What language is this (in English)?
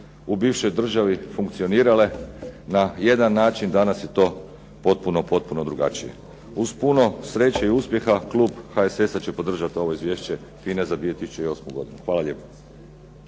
Croatian